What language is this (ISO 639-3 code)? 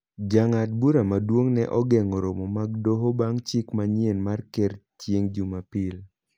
luo